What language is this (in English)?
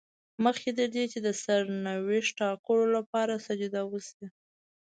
Pashto